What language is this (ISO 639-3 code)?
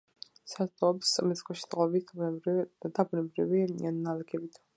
kat